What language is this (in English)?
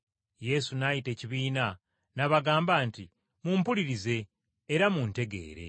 Ganda